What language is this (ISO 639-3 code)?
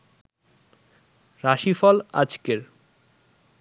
ben